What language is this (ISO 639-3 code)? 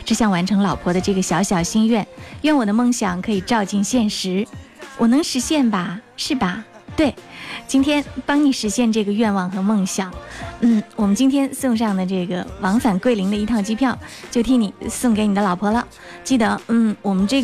zho